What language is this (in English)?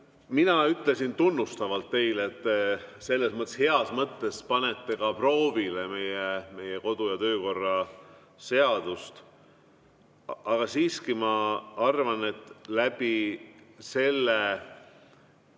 Estonian